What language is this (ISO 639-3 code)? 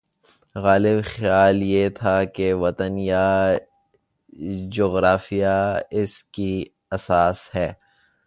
urd